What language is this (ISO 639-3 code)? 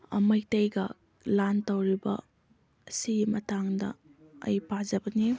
mni